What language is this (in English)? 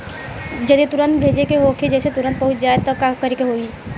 Bhojpuri